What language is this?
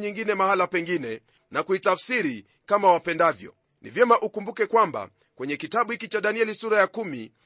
Swahili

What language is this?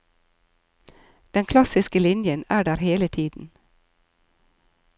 Norwegian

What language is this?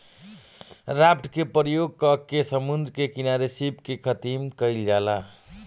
Bhojpuri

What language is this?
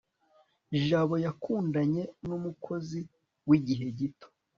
Kinyarwanda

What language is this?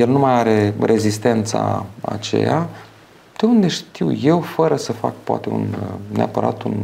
Romanian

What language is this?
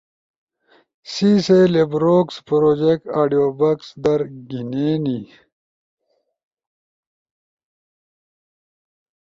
Ushojo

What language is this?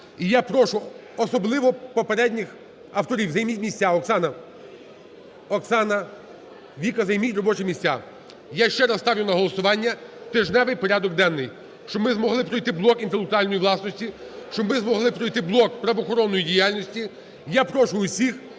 Ukrainian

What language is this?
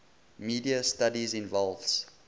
English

